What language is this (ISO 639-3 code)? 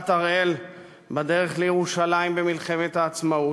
heb